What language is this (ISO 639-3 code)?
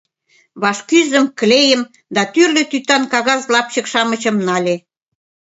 chm